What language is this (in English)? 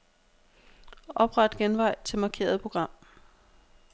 Danish